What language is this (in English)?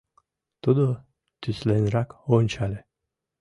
Mari